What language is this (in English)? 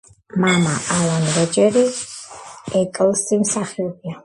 Georgian